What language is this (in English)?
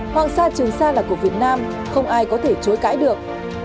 Vietnamese